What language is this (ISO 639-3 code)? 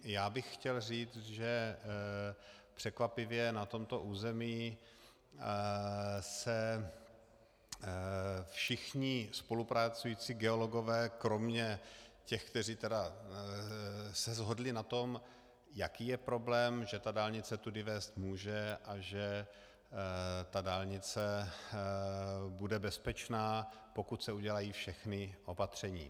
ces